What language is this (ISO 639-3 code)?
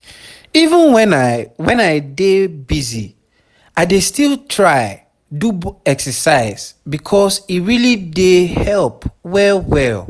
pcm